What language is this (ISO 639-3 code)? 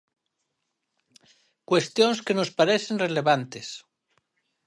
glg